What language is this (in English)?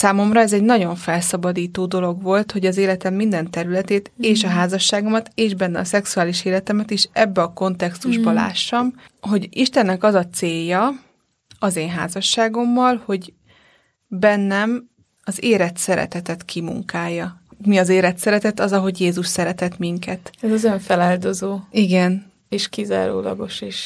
Hungarian